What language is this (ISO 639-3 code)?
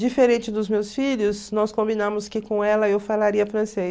por